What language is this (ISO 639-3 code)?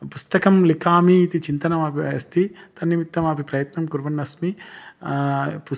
san